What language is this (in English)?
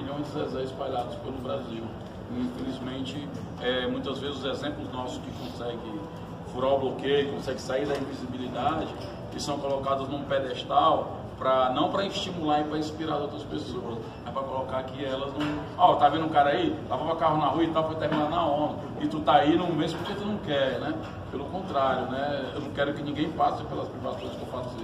Portuguese